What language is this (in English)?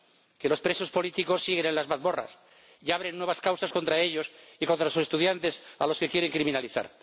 Spanish